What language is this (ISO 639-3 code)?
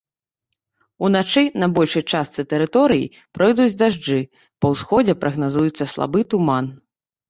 bel